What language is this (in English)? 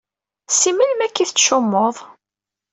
Kabyle